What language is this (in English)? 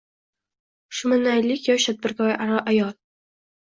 Uzbek